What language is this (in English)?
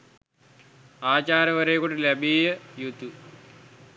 Sinhala